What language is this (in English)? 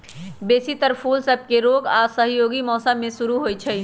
Magahi